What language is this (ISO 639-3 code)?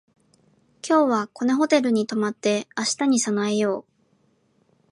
jpn